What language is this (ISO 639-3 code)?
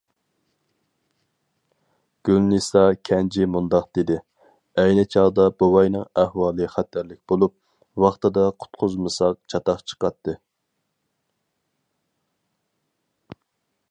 uig